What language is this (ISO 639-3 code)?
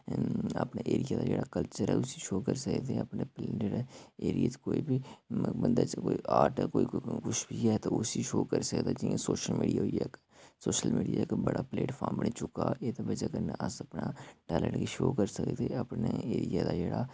doi